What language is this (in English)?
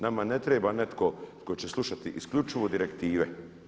Croatian